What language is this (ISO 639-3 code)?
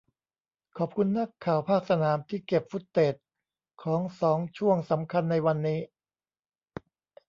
tha